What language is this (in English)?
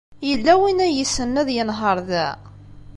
Kabyle